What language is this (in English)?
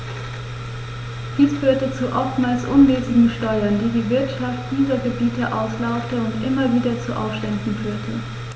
German